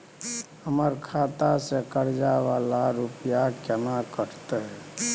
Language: Maithili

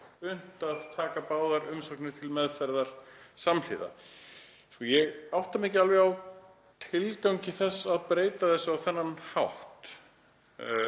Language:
Icelandic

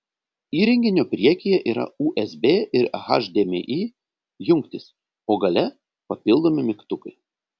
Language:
Lithuanian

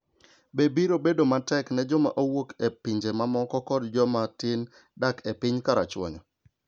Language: Luo (Kenya and Tanzania)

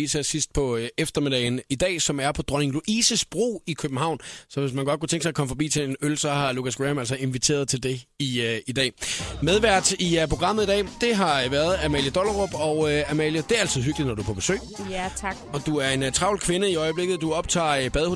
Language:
Danish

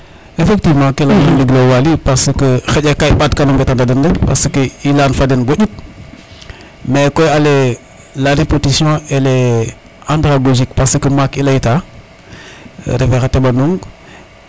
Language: Serer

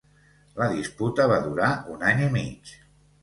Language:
Catalan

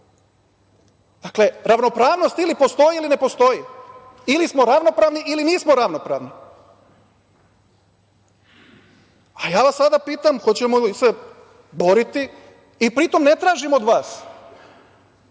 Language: Serbian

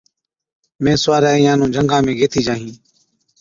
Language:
Od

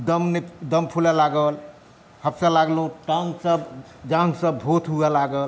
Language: Maithili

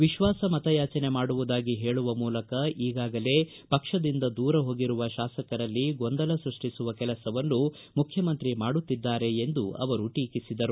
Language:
Kannada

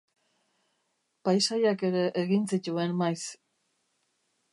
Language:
Basque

